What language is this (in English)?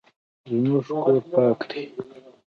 Pashto